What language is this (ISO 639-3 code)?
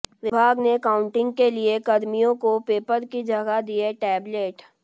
hin